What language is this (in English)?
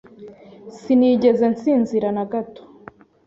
Kinyarwanda